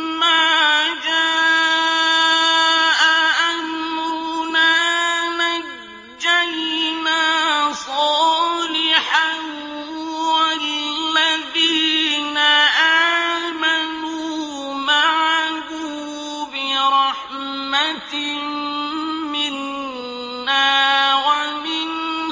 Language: Arabic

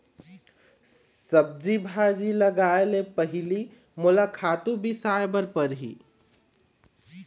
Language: Chhattisgarhi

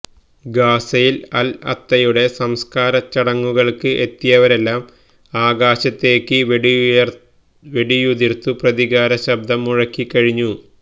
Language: Malayalam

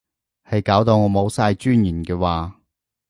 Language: Cantonese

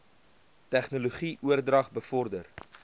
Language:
Afrikaans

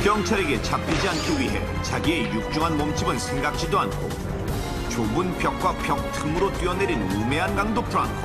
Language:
Korean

